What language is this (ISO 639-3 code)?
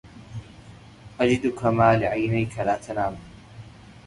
ara